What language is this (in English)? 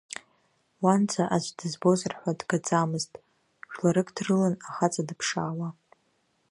Abkhazian